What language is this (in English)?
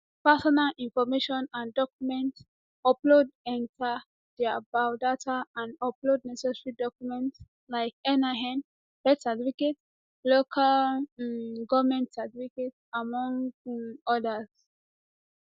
Nigerian Pidgin